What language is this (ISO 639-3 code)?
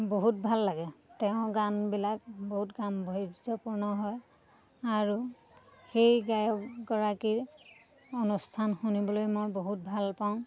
asm